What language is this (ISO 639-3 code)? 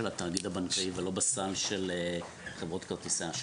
heb